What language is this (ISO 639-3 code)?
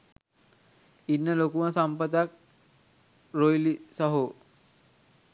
sin